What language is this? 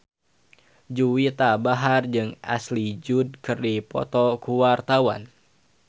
Sundanese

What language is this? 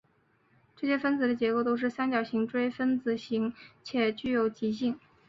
Chinese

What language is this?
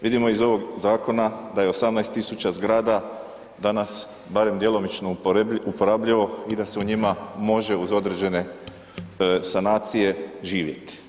Croatian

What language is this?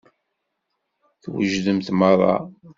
Kabyle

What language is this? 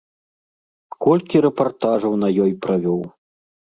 Belarusian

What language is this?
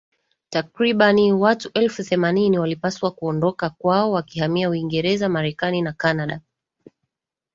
Swahili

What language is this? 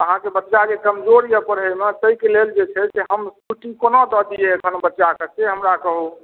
Maithili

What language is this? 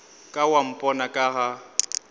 Northern Sotho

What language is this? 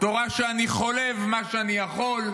Hebrew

